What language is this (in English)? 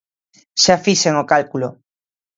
Galician